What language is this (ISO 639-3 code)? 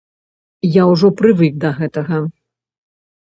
bel